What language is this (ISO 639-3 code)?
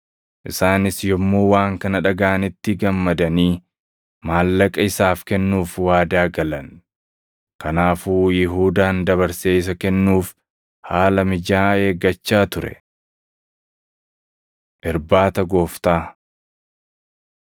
orm